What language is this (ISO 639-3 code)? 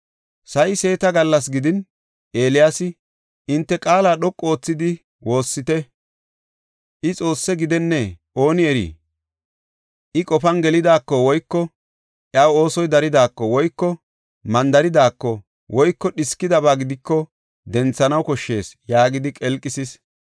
gof